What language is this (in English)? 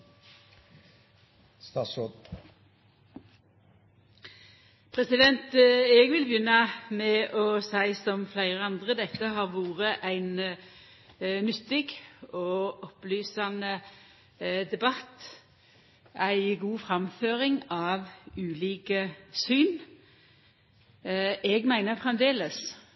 Norwegian